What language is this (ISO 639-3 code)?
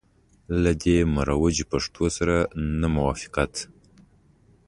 pus